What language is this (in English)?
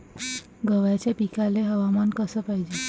Marathi